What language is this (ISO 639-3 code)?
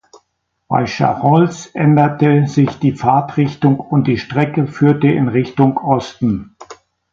deu